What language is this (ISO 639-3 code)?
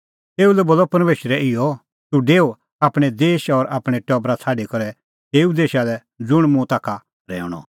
kfx